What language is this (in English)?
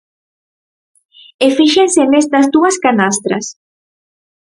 Galician